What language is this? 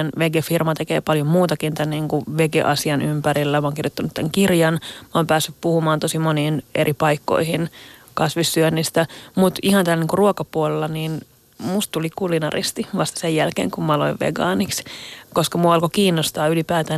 Finnish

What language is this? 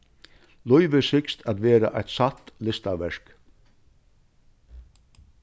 Faroese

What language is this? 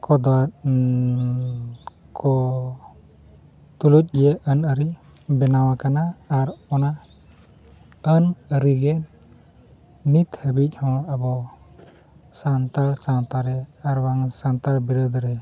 Santali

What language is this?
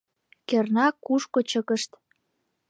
Mari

